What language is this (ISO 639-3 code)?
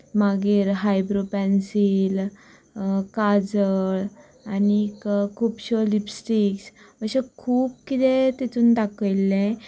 kok